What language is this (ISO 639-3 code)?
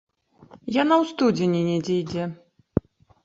bel